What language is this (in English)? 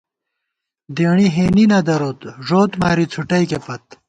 Gawar-Bati